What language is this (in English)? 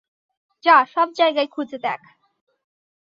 Bangla